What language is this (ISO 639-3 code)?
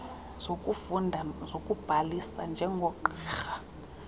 xho